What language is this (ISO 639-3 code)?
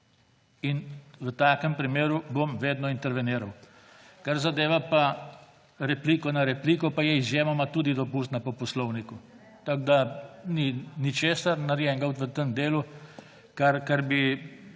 slv